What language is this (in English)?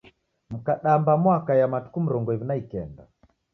Taita